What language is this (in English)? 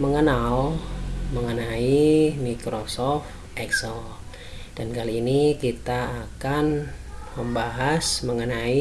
Indonesian